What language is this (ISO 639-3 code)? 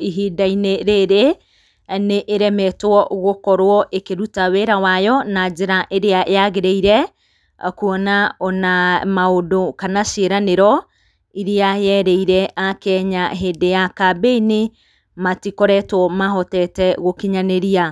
kik